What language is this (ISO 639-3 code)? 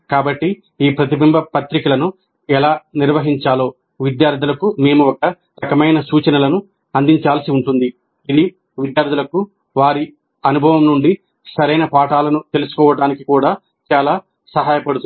tel